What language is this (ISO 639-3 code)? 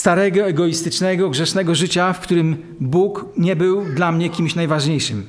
pol